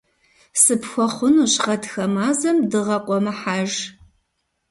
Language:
Kabardian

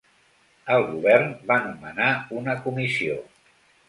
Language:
Catalan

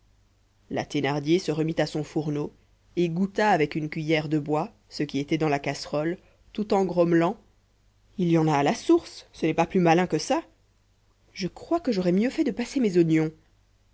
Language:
French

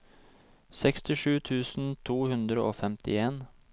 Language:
Norwegian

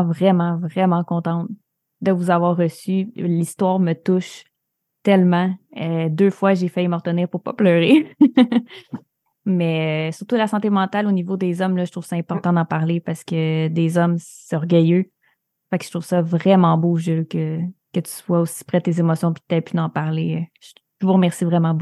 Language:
French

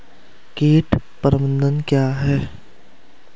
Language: Hindi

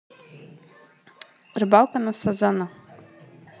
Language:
Russian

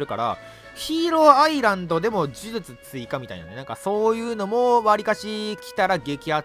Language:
Japanese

